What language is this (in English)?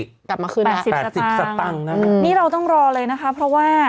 Thai